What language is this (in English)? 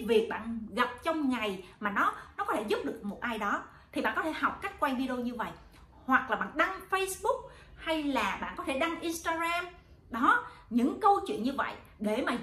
Vietnamese